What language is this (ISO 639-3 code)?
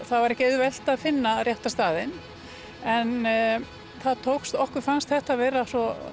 isl